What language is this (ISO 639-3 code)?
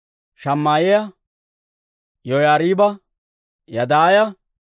dwr